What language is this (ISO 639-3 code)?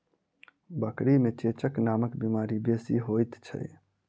mai